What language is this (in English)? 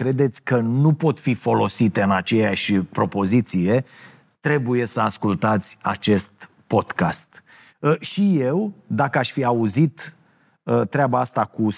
Romanian